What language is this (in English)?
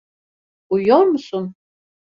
Turkish